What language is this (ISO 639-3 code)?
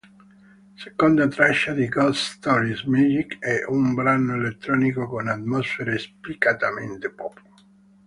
ita